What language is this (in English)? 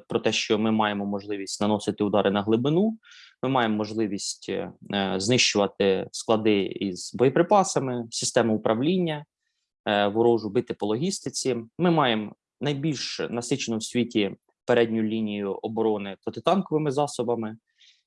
Ukrainian